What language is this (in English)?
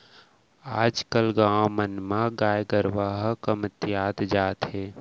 Chhattisgarhi